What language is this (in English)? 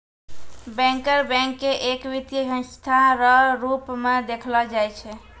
Maithili